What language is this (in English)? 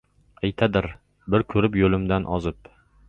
Uzbek